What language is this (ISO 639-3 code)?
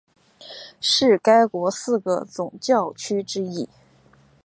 zho